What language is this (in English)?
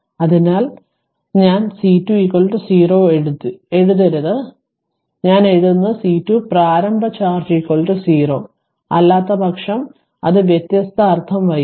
Malayalam